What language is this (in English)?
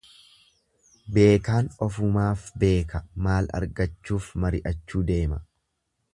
Oromo